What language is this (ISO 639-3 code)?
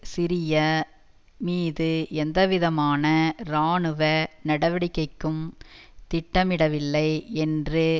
tam